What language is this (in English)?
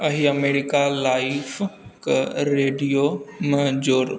Maithili